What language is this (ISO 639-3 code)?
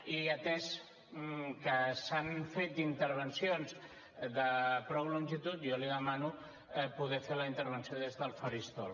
cat